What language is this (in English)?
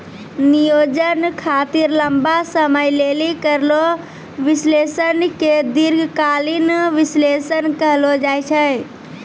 Maithili